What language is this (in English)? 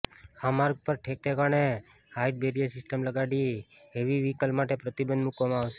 Gujarati